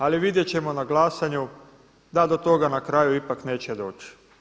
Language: Croatian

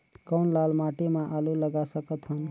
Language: Chhattisgarhi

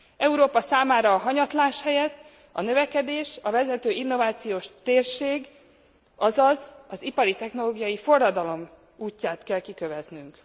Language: Hungarian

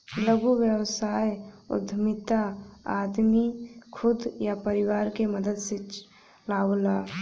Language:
Bhojpuri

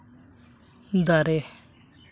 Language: Santali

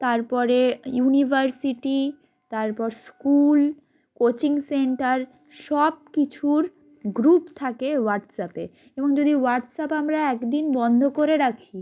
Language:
Bangla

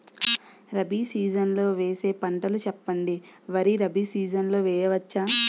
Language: Telugu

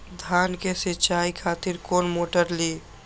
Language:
Maithili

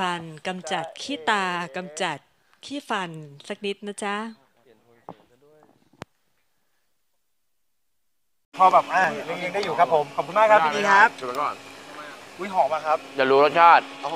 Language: Thai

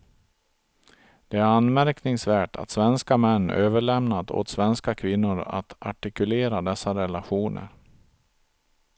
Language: Swedish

